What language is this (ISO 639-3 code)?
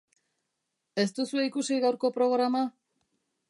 eus